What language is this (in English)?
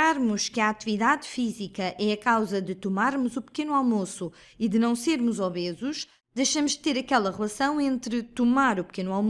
Portuguese